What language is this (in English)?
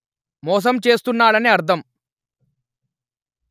Telugu